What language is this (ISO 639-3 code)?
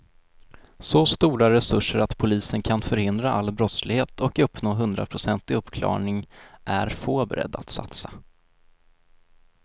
swe